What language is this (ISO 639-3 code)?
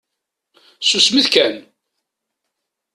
kab